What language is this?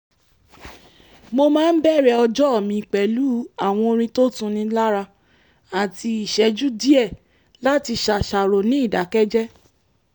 Yoruba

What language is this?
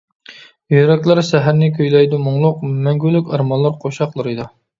Uyghur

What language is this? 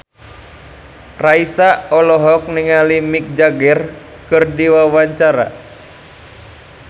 Sundanese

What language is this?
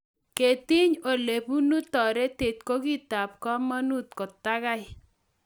Kalenjin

